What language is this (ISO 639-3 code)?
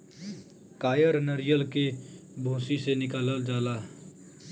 bho